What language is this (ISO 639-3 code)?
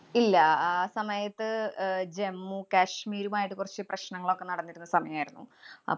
mal